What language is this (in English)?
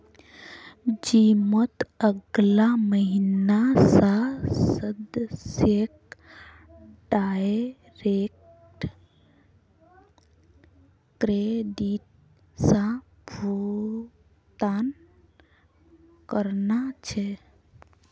Magahi